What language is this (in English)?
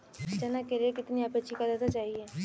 Hindi